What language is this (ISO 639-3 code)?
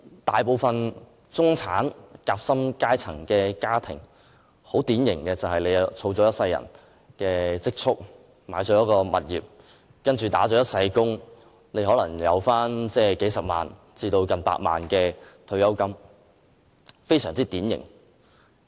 yue